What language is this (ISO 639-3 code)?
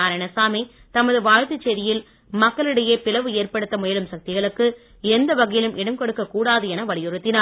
tam